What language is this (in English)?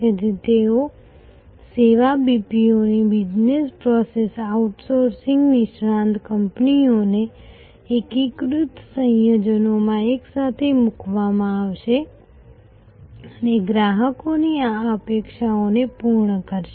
Gujarati